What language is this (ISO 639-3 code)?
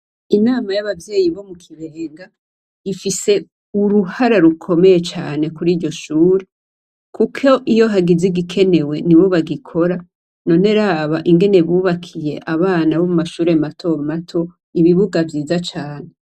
run